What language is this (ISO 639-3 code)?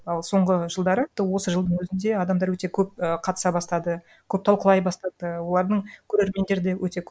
kaz